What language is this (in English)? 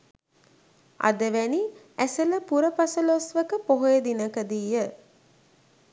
Sinhala